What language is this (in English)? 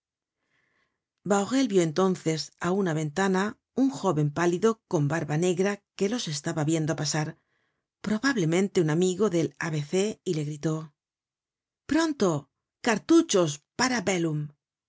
Spanish